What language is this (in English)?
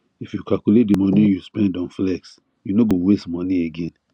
Nigerian Pidgin